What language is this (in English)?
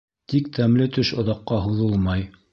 Bashkir